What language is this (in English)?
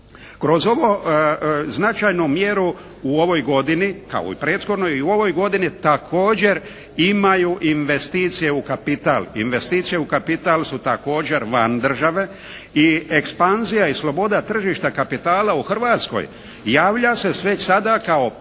Croatian